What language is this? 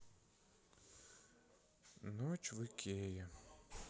Russian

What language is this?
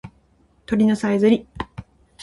Japanese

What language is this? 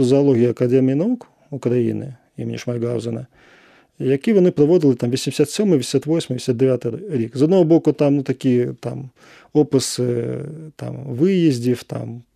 Ukrainian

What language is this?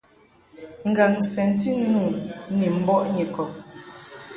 Mungaka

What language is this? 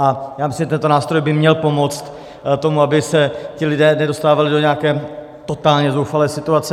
Czech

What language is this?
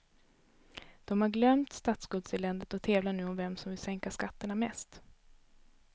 Swedish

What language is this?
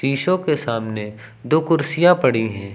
Hindi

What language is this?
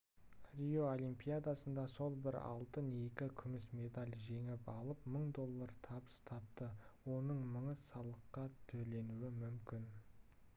Kazakh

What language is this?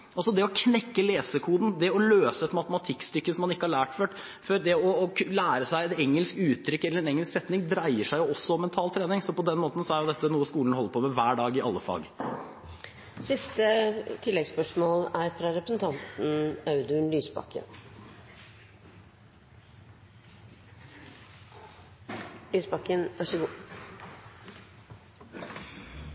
Norwegian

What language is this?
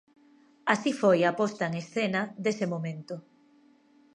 Galician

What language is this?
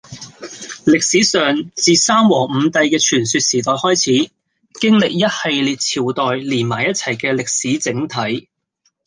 Cantonese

